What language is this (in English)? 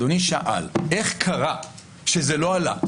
Hebrew